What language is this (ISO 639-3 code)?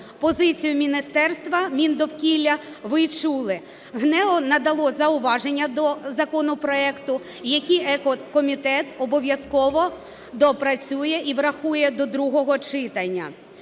ukr